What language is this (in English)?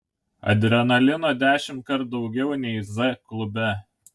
Lithuanian